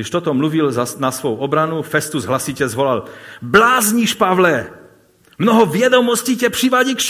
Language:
Czech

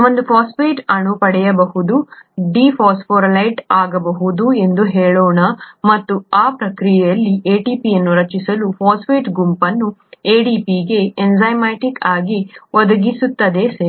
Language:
Kannada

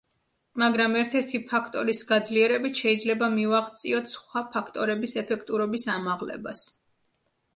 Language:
Georgian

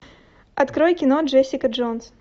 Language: Russian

